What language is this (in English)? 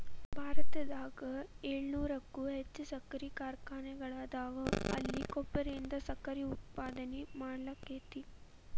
Kannada